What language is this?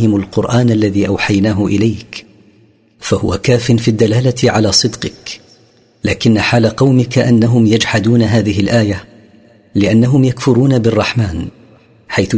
Arabic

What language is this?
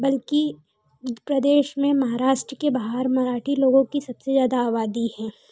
Hindi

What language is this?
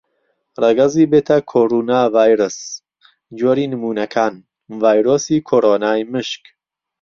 Central Kurdish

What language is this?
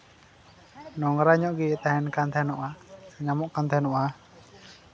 Santali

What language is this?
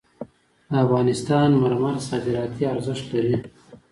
Pashto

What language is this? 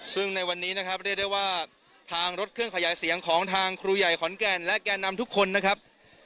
Thai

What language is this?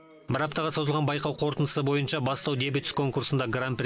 Kazakh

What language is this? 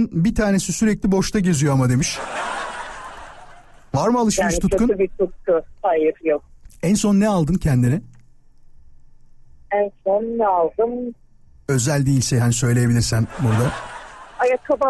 Turkish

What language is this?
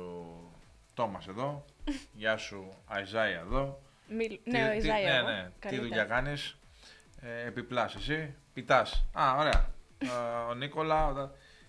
Greek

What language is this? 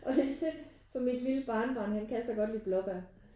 Danish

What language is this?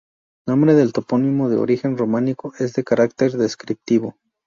Spanish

